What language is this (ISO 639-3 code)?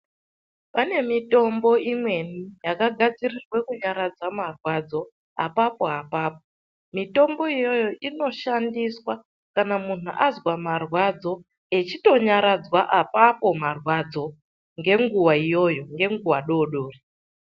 ndc